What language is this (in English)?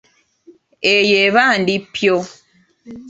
Ganda